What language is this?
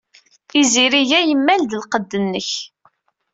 Kabyle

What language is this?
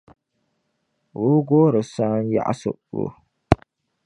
Dagbani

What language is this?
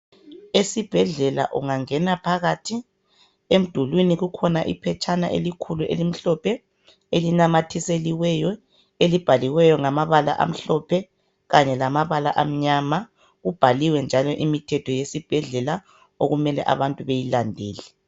North Ndebele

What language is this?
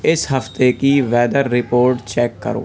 Urdu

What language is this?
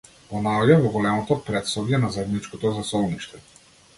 Macedonian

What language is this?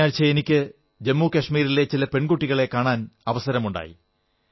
Malayalam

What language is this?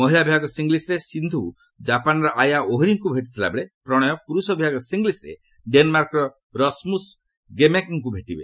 Odia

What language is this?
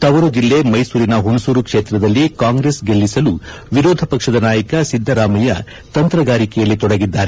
Kannada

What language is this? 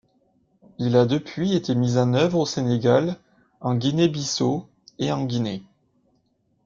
French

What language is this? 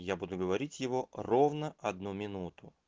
Russian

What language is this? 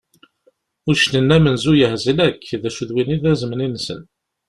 Kabyle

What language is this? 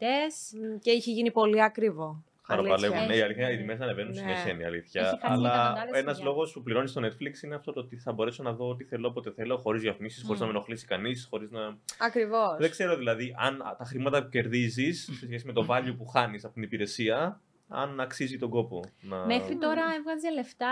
Greek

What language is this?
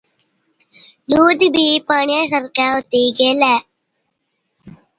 Od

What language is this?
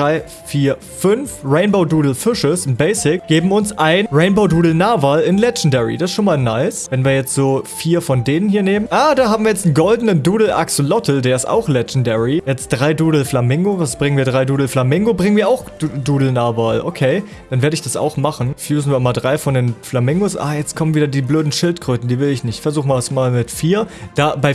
German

